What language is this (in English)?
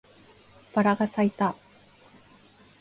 Japanese